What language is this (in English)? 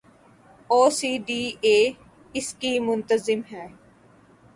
Urdu